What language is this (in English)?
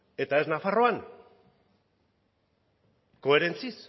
Basque